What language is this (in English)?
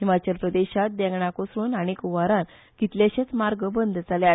Konkani